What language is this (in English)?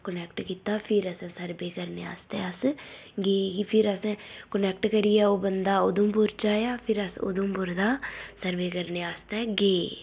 Dogri